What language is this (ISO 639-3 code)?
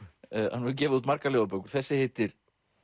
isl